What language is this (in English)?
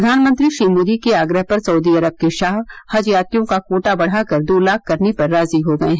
Hindi